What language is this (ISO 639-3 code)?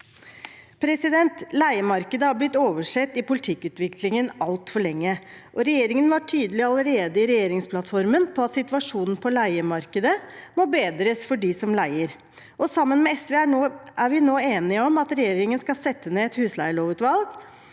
nor